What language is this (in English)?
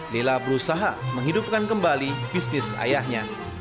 Indonesian